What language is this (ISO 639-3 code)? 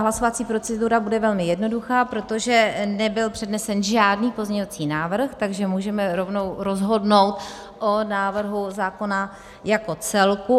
ces